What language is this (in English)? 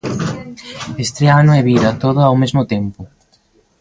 Galician